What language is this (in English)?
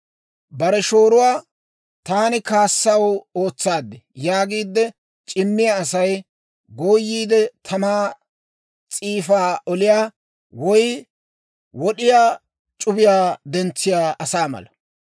Dawro